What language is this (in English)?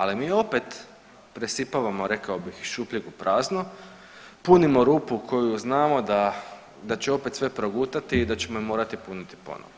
Croatian